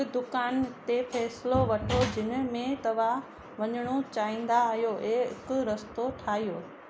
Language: Sindhi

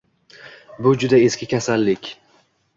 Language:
Uzbek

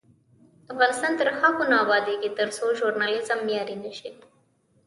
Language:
Pashto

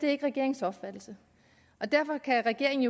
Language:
Danish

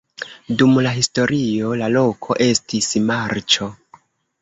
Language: Esperanto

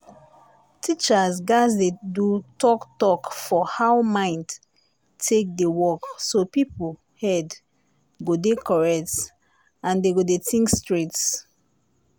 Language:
Nigerian Pidgin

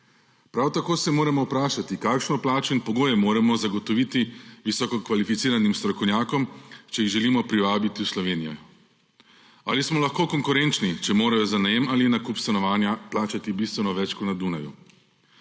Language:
Slovenian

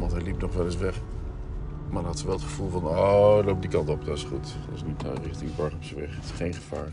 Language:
Dutch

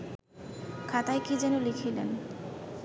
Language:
Bangla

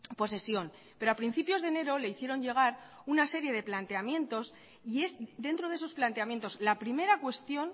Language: Spanish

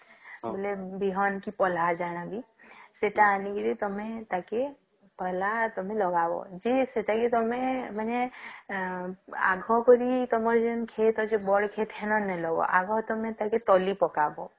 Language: Odia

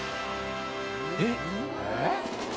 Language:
Japanese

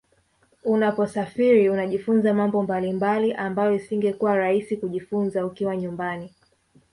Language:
Swahili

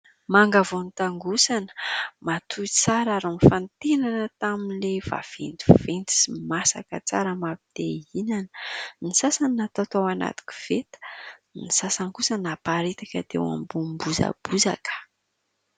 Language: Malagasy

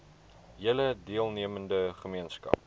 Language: Afrikaans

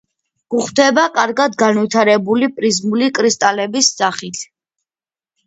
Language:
Georgian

